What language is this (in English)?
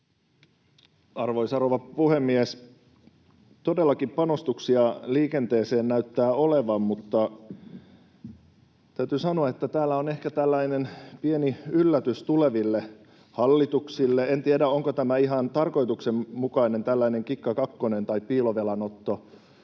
Finnish